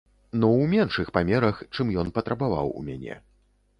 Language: Belarusian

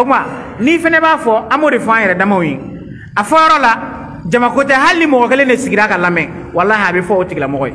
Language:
Indonesian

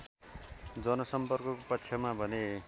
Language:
Nepali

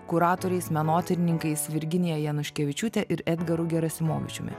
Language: Lithuanian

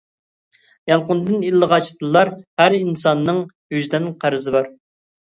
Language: Uyghur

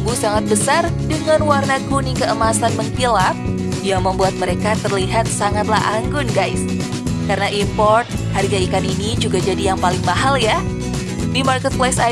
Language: Indonesian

